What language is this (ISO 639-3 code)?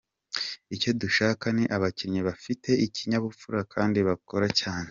kin